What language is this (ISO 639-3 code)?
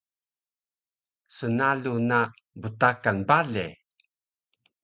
trv